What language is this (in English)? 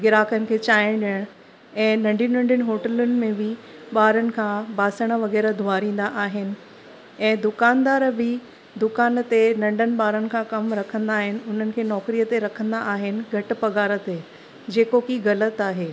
Sindhi